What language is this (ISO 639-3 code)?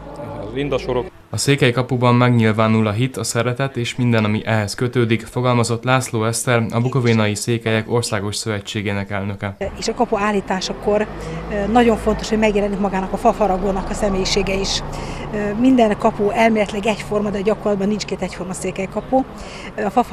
hun